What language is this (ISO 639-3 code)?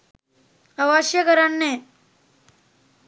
sin